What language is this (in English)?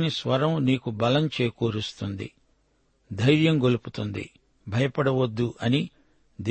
Telugu